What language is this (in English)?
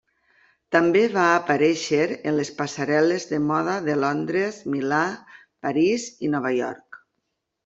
Catalan